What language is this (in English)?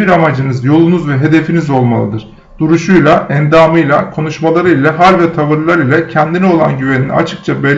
Turkish